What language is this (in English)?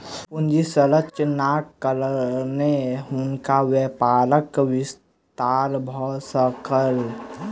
Maithili